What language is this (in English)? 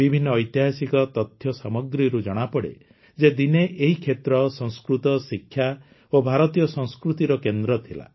Odia